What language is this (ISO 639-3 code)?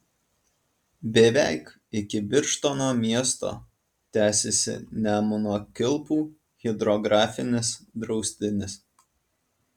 lit